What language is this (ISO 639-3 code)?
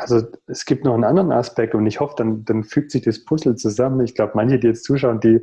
deu